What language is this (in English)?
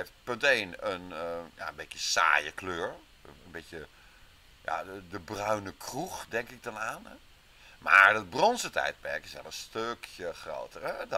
Dutch